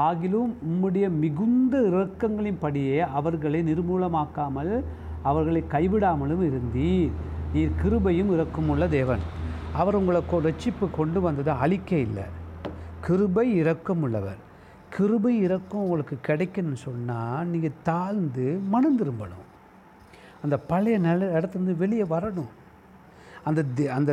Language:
Tamil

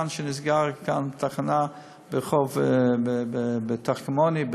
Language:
Hebrew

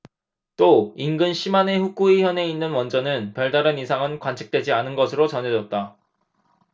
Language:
Korean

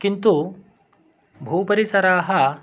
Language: Sanskrit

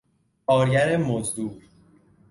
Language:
Persian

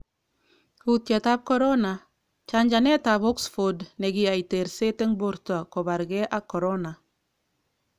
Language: Kalenjin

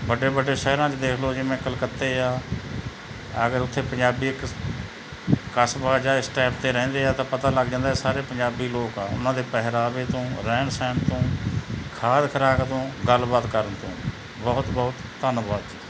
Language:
Punjabi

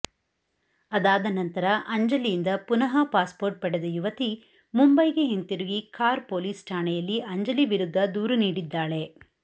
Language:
Kannada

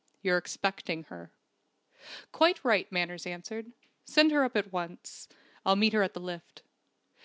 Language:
English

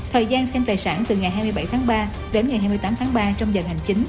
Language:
Vietnamese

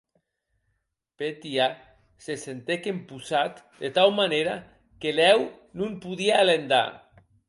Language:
Occitan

